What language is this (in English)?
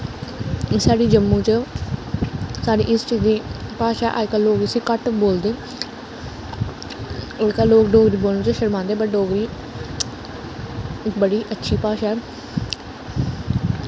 Dogri